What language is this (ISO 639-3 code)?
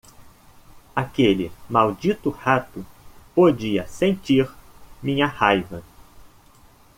por